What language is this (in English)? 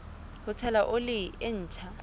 Southern Sotho